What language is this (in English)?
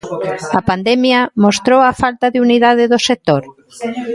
Galician